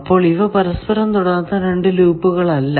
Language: Malayalam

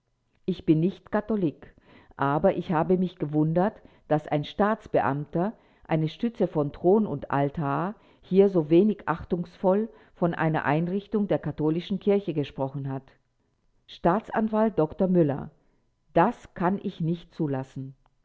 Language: German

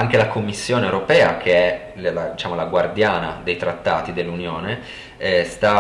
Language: Italian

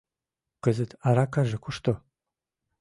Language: Mari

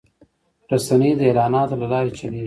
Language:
Pashto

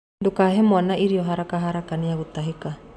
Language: Kikuyu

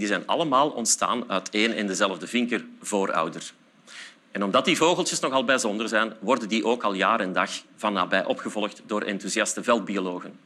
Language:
Dutch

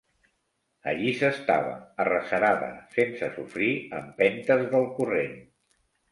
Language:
Catalan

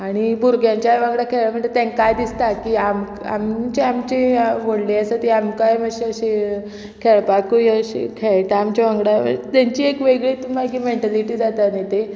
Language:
Konkani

